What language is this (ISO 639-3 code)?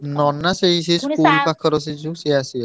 ori